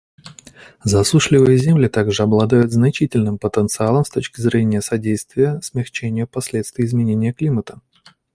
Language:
Russian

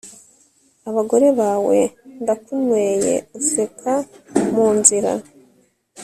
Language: Kinyarwanda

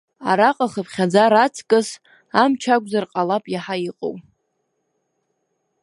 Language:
Abkhazian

